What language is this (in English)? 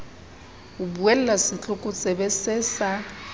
Southern Sotho